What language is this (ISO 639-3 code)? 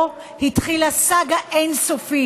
heb